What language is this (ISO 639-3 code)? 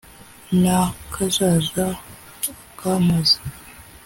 kin